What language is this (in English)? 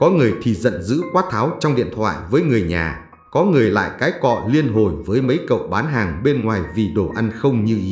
Vietnamese